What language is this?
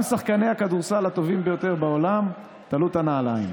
Hebrew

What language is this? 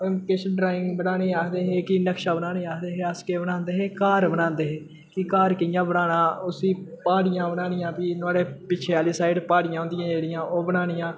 Dogri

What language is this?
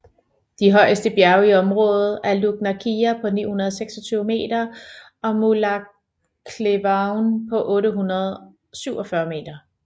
Danish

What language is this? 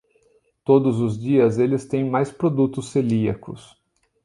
Portuguese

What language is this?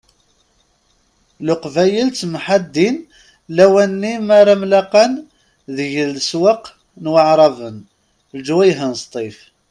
Kabyle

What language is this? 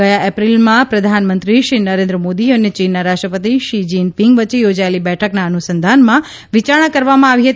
Gujarati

